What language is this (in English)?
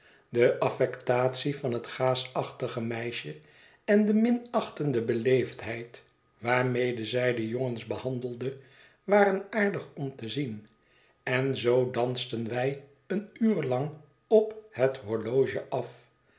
Dutch